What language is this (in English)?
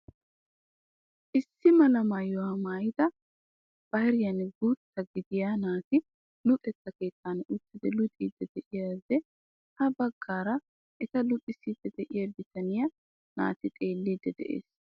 Wolaytta